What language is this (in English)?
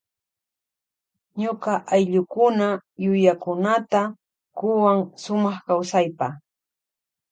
Loja Highland Quichua